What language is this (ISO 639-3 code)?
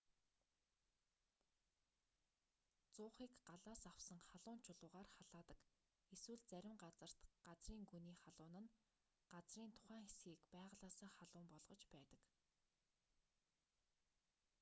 mon